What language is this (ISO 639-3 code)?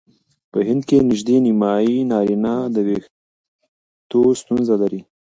pus